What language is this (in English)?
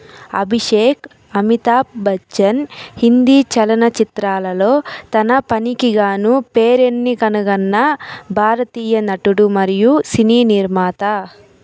Telugu